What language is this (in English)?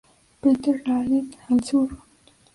Spanish